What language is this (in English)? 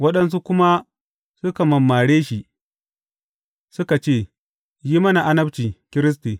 Hausa